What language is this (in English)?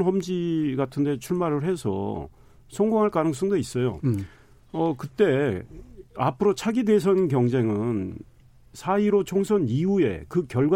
Korean